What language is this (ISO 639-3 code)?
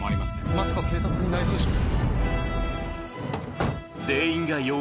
jpn